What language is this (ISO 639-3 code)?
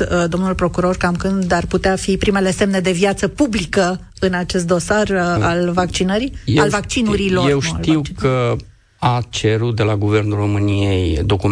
ron